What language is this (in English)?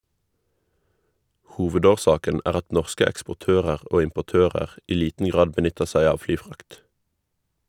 Norwegian